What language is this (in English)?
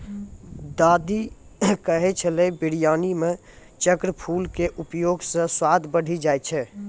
Maithili